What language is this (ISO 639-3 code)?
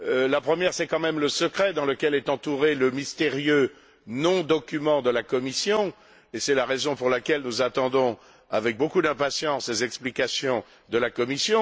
fra